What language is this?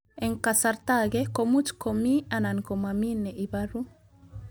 Kalenjin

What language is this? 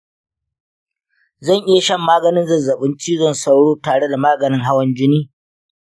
Hausa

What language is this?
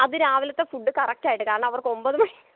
Malayalam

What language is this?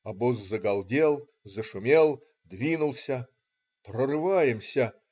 Russian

